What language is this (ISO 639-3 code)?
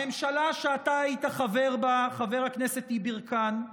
heb